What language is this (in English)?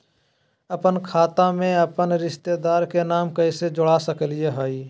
Magahi